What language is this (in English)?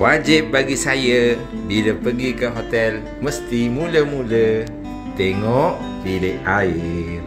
Malay